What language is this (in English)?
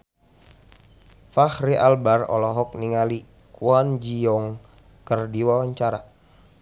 Sundanese